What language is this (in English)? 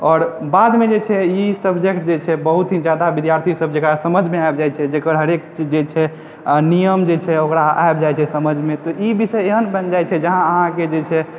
Maithili